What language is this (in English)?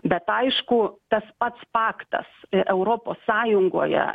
Lithuanian